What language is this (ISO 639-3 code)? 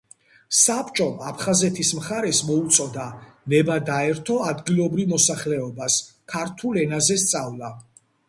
kat